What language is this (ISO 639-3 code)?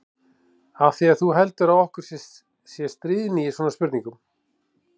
isl